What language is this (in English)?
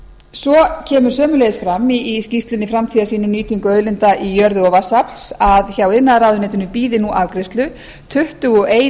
Icelandic